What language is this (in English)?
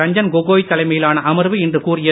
Tamil